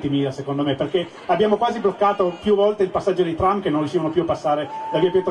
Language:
Italian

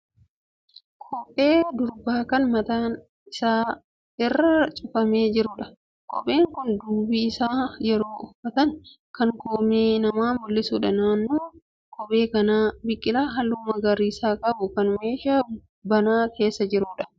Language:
Oromo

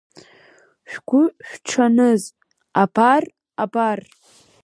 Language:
Abkhazian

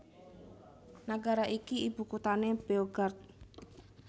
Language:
Javanese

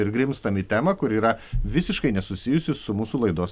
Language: Lithuanian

